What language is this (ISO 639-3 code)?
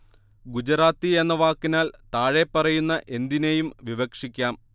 mal